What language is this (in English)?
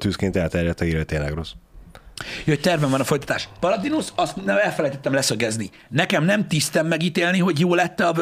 Hungarian